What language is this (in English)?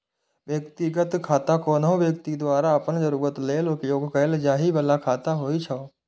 Maithili